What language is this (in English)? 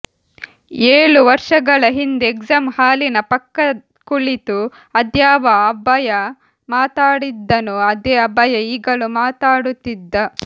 Kannada